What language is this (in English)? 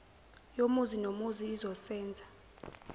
Zulu